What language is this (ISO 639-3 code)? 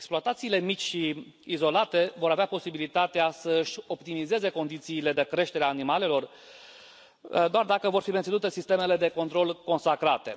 ron